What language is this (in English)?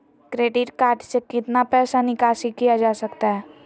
Magahi